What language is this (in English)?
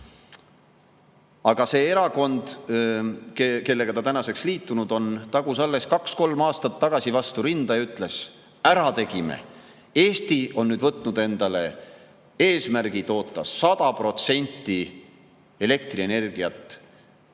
Estonian